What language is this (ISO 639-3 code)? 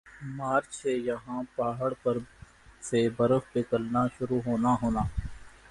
urd